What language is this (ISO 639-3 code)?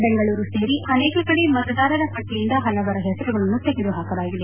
kan